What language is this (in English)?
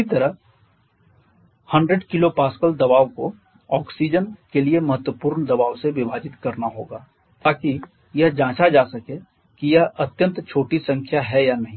Hindi